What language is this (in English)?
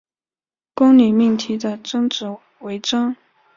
Chinese